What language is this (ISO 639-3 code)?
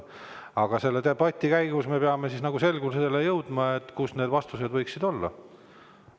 est